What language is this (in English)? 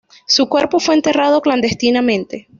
Spanish